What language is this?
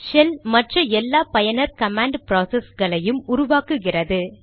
Tamil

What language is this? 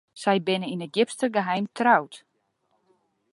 Western Frisian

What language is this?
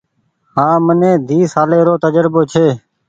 Goaria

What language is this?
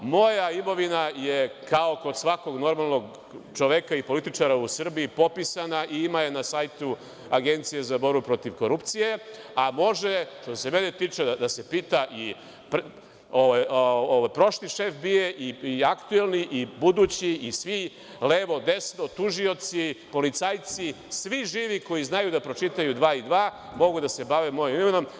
Serbian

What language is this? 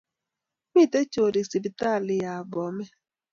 Kalenjin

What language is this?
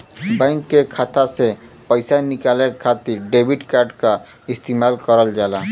Bhojpuri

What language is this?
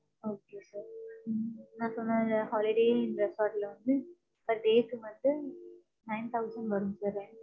Tamil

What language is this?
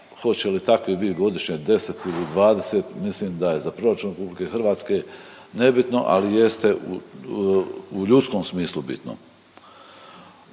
Croatian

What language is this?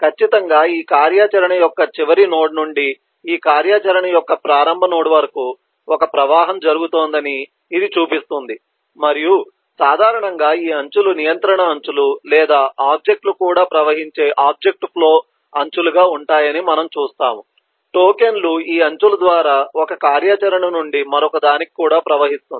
Telugu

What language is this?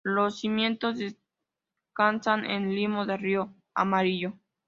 Spanish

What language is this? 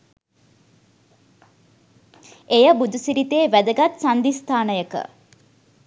Sinhala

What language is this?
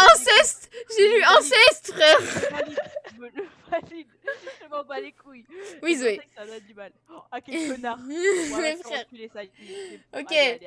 French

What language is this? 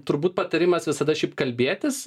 Lithuanian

